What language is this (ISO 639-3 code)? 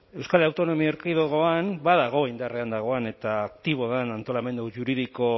eus